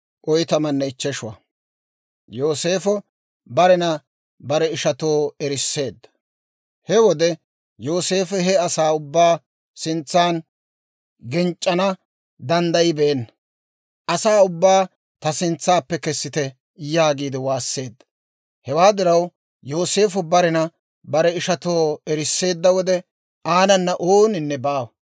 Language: Dawro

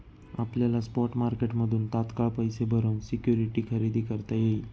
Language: Marathi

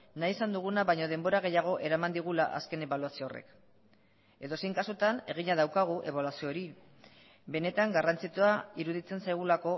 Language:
Basque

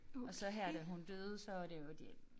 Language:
Danish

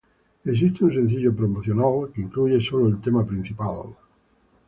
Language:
Spanish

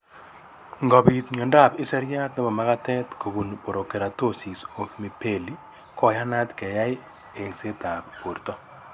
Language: Kalenjin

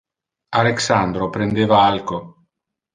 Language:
Interlingua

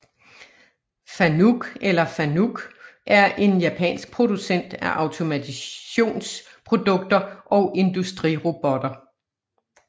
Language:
Danish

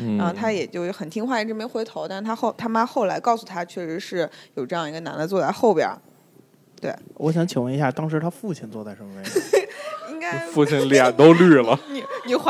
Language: Chinese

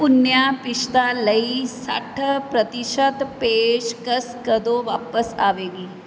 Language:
Punjabi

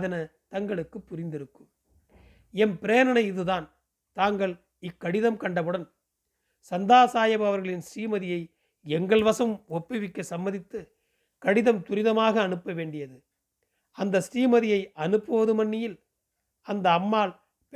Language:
Tamil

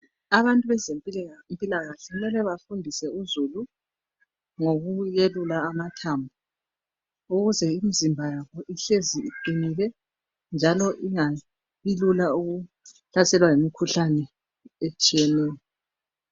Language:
North Ndebele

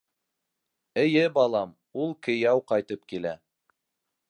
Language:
Bashkir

